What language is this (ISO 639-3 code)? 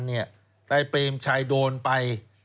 tha